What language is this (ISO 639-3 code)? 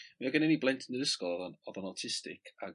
cym